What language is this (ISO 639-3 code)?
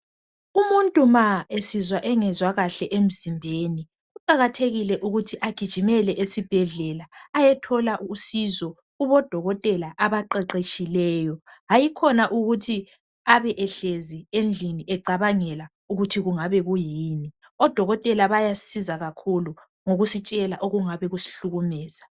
nde